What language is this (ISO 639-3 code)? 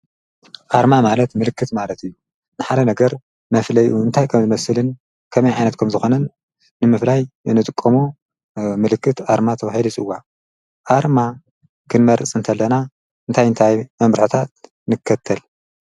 tir